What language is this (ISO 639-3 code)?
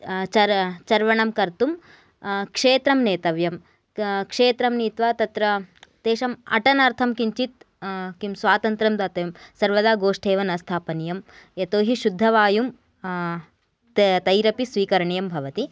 san